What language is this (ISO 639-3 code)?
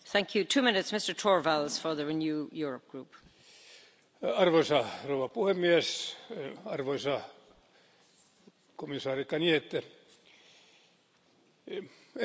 fin